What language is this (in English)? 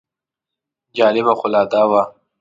Pashto